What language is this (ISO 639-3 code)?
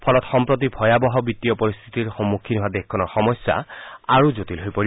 asm